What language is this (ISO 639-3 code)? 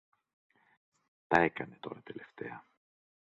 ell